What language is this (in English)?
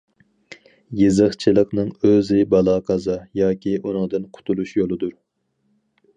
Uyghur